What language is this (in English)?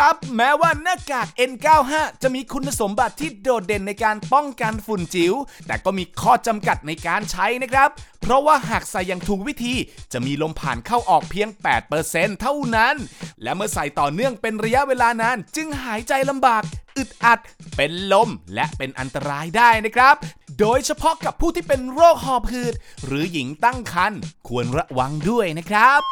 Thai